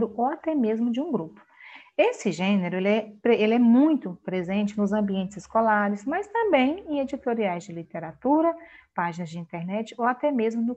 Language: Portuguese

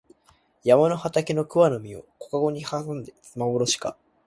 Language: Japanese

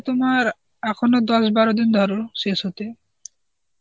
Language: Bangla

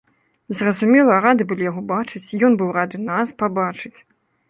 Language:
Belarusian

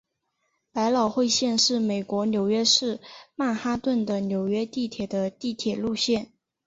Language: Chinese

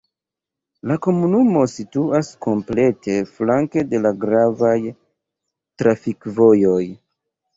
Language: Esperanto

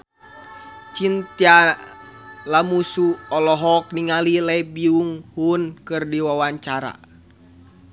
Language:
Sundanese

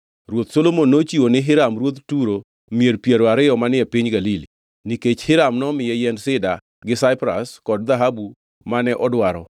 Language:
Luo (Kenya and Tanzania)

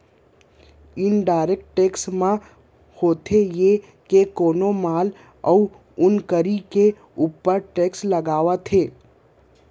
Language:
Chhattisgarhi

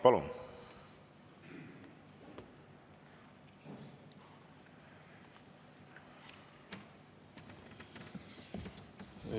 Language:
Estonian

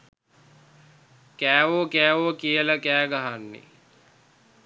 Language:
Sinhala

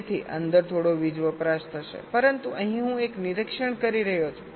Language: Gujarati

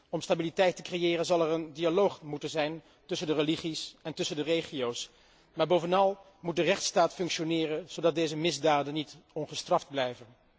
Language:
Dutch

